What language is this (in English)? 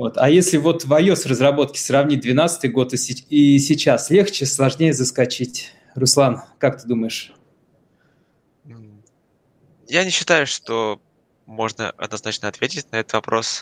Russian